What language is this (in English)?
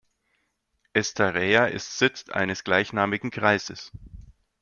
German